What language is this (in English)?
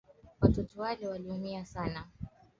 Swahili